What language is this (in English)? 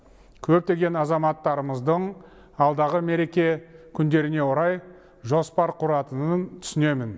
Kazakh